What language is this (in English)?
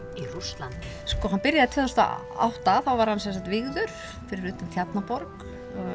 Icelandic